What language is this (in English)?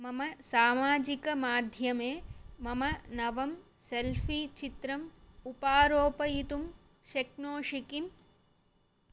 Sanskrit